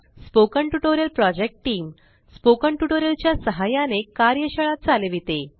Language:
Marathi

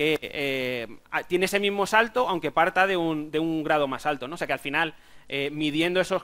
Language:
Spanish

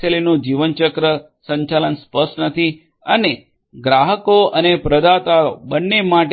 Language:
Gujarati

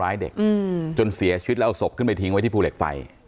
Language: Thai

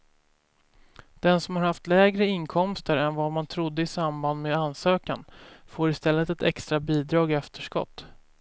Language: Swedish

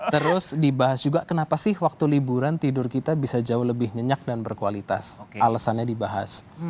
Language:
Indonesian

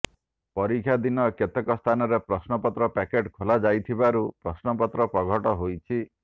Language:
Odia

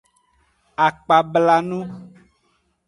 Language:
Aja (Benin)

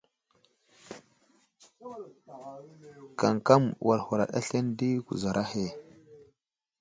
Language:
Wuzlam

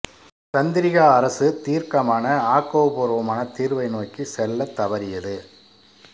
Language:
Tamil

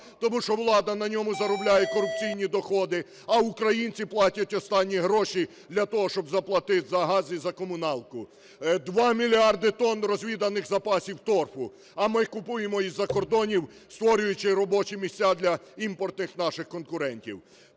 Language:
Ukrainian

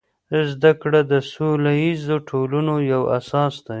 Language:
Pashto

